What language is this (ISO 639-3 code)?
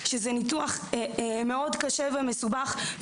heb